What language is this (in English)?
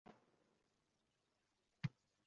Uzbek